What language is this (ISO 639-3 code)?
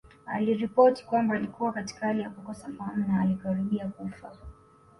swa